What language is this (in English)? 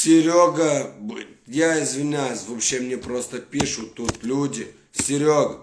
Russian